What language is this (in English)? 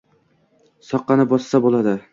Uzbek